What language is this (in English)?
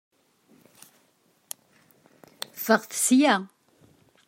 Kabyle